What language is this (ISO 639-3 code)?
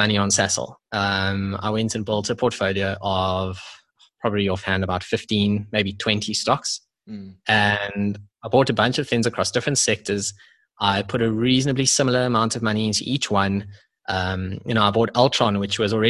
eng